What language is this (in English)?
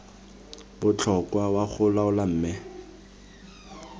Tswana